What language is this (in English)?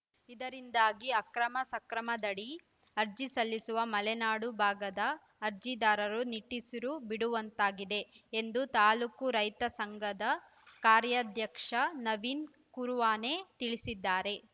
Kannada